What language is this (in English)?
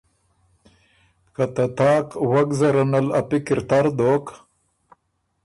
Ormuri